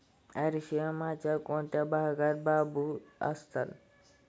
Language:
Marathi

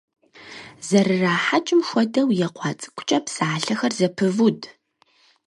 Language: Kabardian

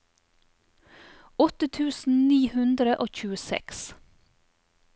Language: Norwegian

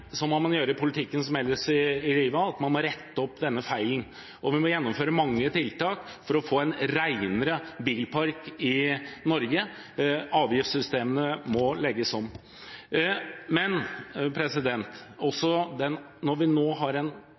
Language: Norwegian Bokmål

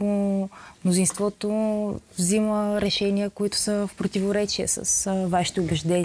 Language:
Bulgarian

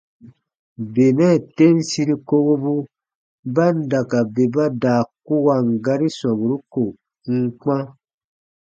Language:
Baatonum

